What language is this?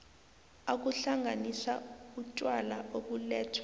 South Ndebele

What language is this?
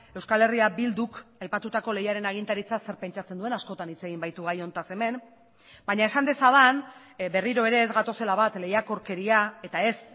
Basque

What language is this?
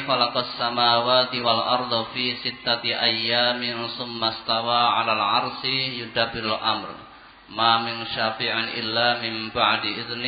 Indonesian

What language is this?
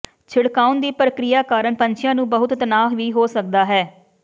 Punjabi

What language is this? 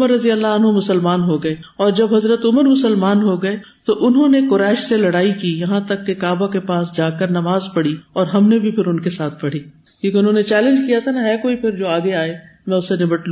Urdu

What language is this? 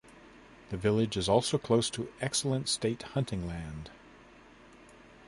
English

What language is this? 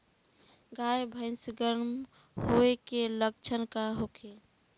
Bhojpuri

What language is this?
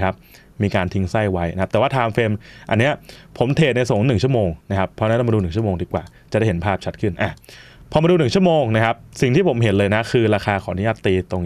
Thai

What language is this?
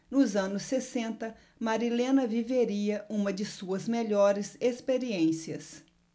Portuguese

